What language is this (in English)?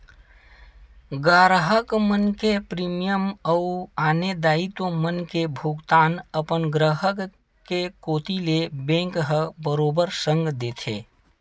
Chhattisgarhi